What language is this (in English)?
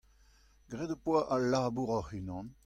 Breton